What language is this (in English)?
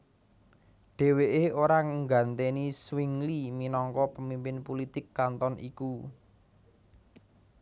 Javanese